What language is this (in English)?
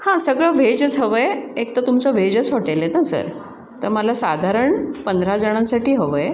Marathi